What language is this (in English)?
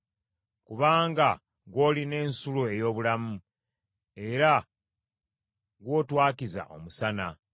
Ganda